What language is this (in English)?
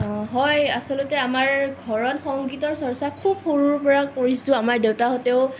Assamese